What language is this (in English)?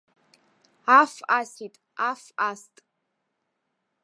Abkhazian